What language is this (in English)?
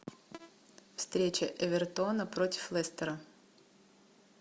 Russian